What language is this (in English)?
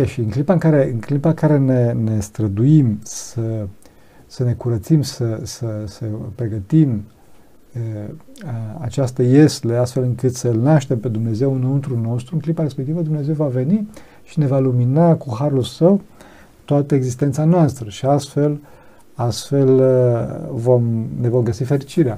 Romanian